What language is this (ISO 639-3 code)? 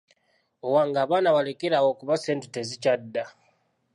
lug